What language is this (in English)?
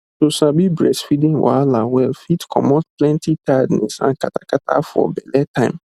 Nigerian Pidgin